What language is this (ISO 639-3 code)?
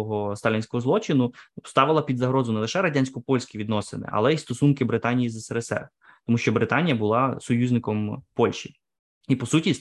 ukr